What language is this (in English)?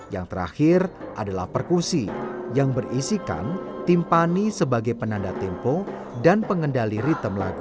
Indonesian